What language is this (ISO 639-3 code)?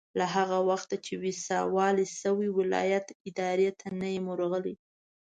pus